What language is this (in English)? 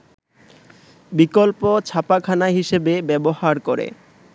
Bangla